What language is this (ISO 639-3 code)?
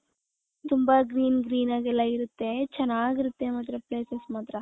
kan